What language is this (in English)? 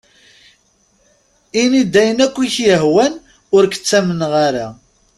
Kabyle